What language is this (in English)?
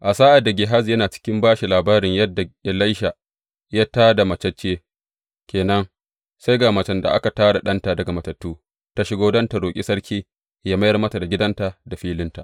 Hausa